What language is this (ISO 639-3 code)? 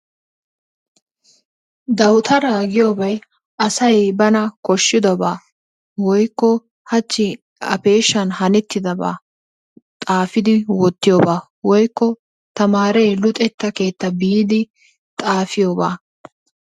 wal